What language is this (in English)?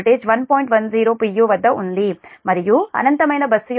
Telugu